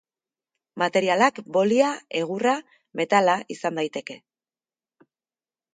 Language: Basque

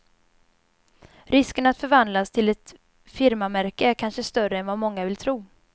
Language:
Swedish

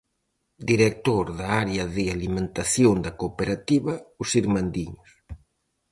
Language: Galician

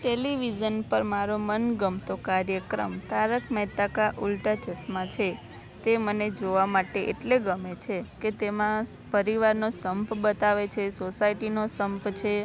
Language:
Gujarati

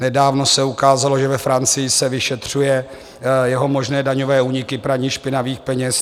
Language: Czech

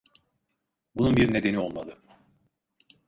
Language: Turkish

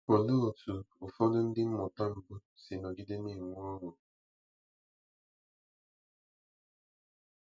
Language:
Igbo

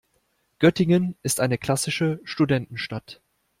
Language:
German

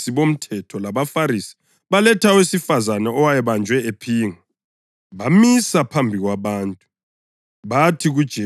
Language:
North Ndebele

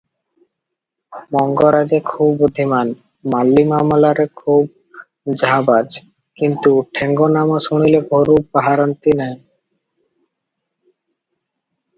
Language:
Odia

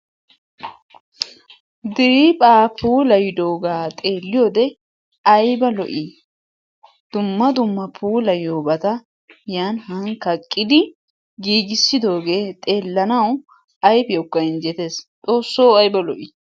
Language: Wolaytta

